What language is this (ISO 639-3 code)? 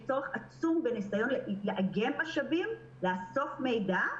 heb